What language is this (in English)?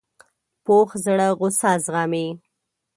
Pashto